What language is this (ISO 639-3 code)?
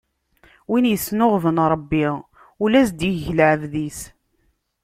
kab